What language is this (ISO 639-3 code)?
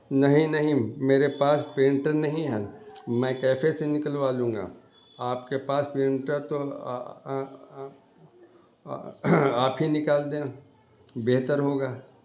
urd